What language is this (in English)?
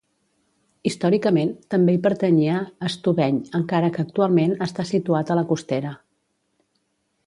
Catalan